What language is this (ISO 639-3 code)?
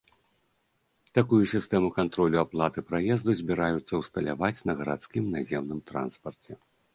bel